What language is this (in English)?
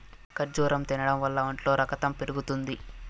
Telugu